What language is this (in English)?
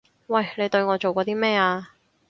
Cantonese